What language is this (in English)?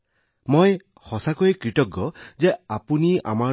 Assamese